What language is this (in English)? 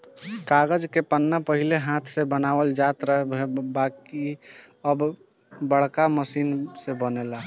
Bhojpuri